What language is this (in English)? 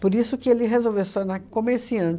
Portuguese